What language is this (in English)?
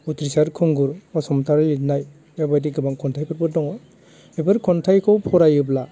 Bodo